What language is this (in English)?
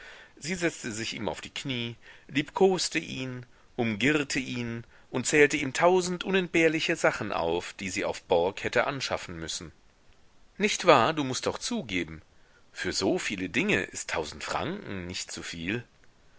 German